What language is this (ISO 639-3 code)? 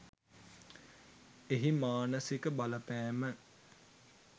sin